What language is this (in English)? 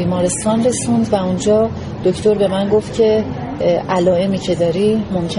Persian